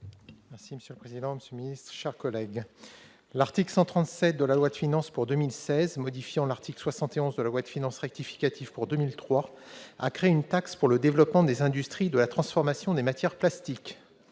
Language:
French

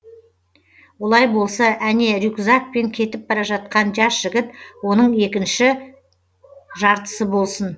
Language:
Kazakh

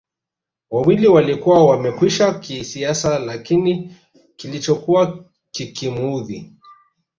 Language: Swahili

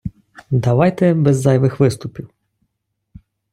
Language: Ukrainian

